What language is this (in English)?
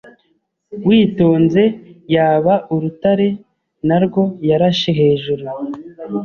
Kinyarwanda